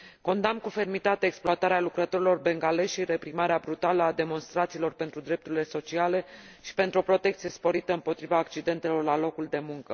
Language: Romanian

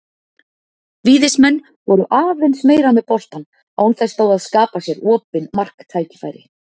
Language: Icelandic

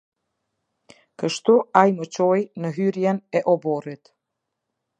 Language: Albanian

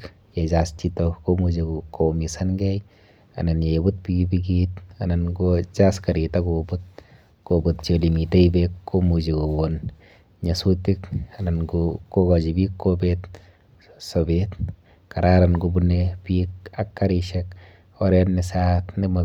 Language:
Kalenjin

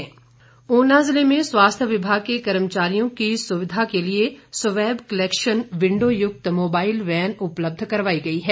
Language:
Hindi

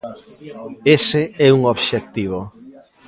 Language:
Galician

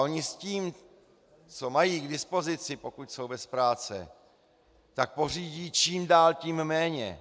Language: Czech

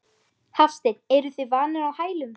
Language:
Icelandic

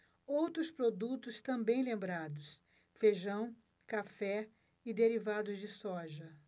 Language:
Portuguese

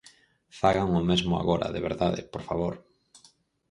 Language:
Galician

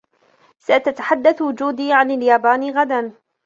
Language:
Arabic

